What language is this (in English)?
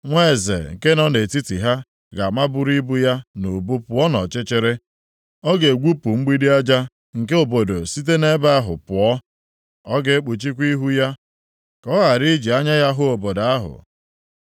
Igbo